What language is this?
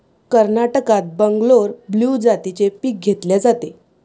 Marathi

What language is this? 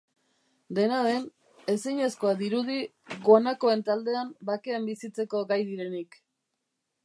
Basque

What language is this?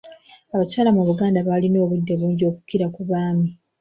Ganda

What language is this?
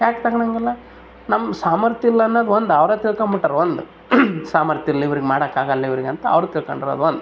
Kannada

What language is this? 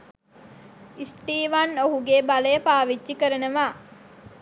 Sinhala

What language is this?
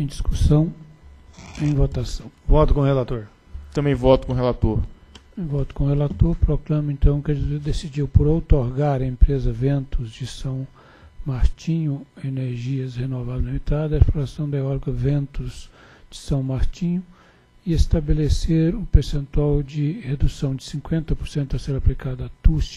Portuguese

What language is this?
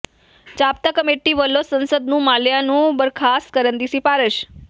Punjabi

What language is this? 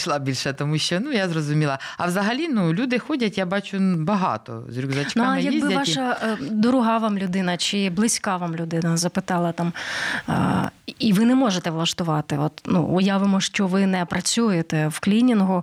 Ukrainian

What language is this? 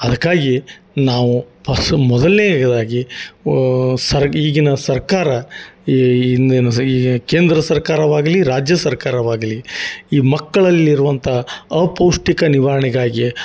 Kannada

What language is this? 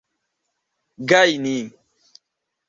Esperanto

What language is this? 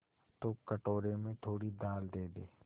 Hindi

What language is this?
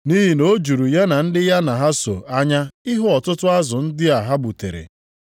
Igbo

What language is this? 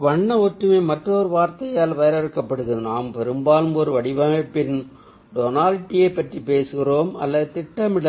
Tamil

